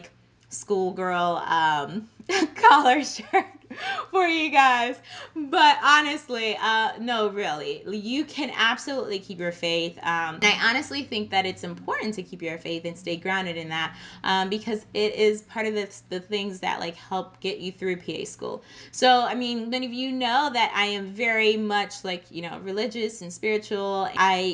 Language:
English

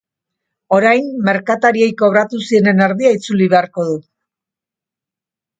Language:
Basque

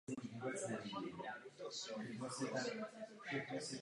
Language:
Czech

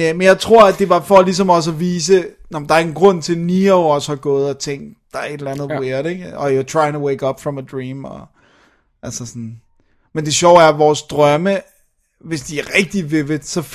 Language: Danish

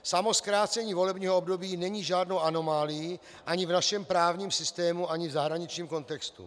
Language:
Czech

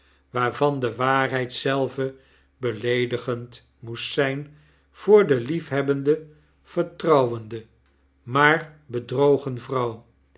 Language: Dutch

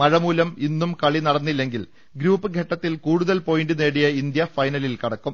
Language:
Malayalam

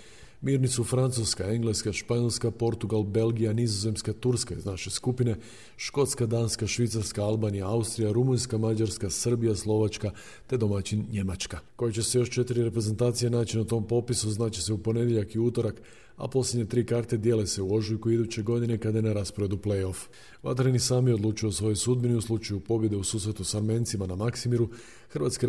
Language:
Croatian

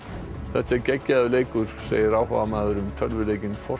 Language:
Icelandic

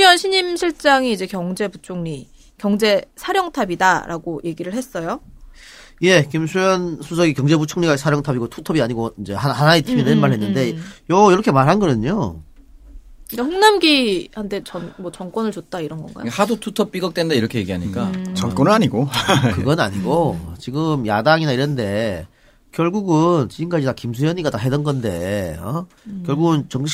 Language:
Korean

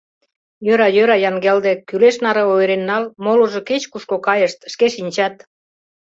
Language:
Mari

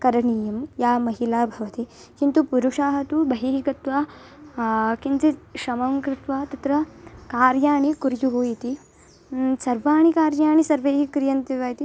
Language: Sanskrit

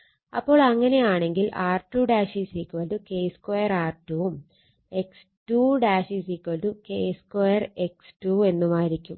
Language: Malayalam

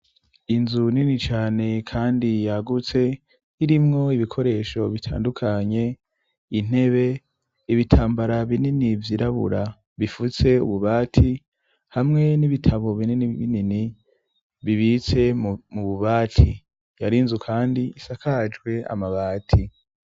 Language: Rundi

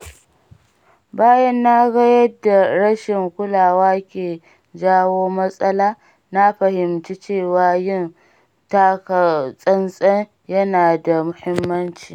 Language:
Hausa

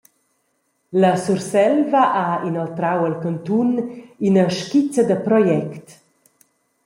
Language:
Romansh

